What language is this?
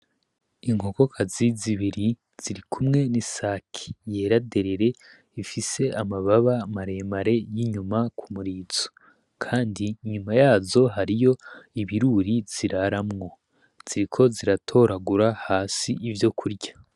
Rundi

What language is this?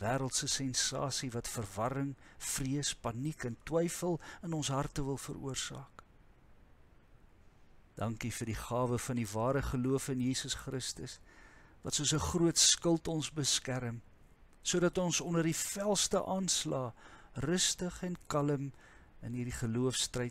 Dutch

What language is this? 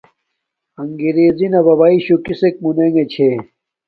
Domaaki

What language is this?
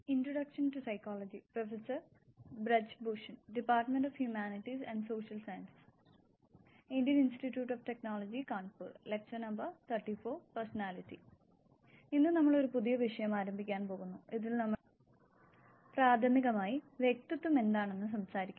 Malayalam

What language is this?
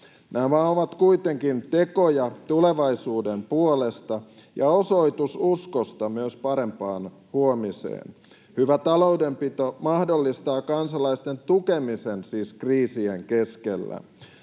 Finnish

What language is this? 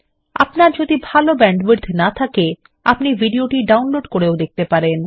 Bangla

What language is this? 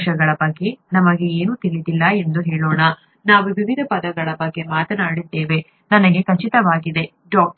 Kannada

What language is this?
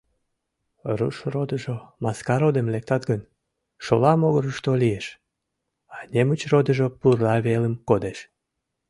Mari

